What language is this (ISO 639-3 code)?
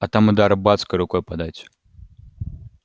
rus